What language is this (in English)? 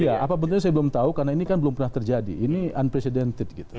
Indonesian